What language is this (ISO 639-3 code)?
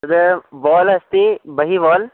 san